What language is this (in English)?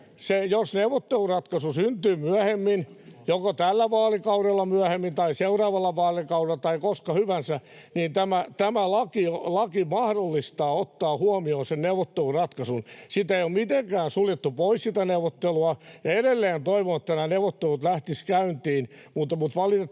Finnish